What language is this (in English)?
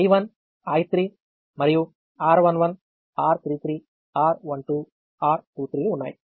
Telugu